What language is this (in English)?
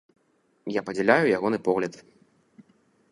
Belarusian